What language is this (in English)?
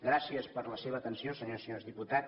Catalan